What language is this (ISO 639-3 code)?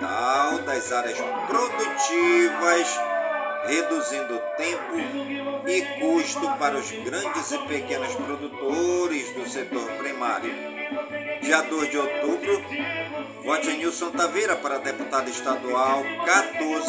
por